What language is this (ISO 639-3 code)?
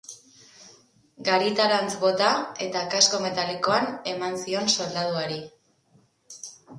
eus